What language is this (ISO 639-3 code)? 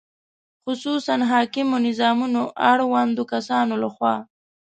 pus